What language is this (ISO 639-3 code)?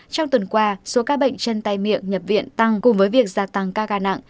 vie